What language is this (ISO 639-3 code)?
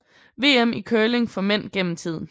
dan